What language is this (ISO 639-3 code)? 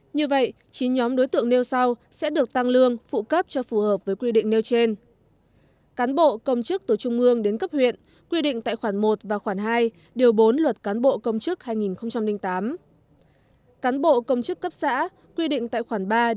vie